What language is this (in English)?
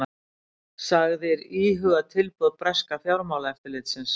Icelandic